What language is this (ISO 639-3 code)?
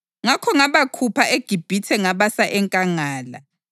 nde